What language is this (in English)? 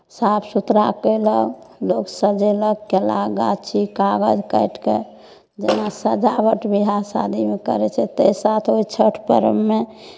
Maithili